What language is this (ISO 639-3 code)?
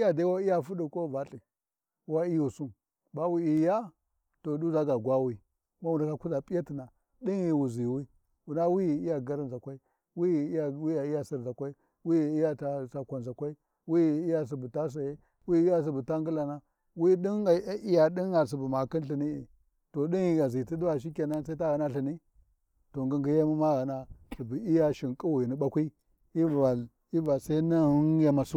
wji